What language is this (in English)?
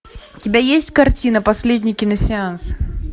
Russian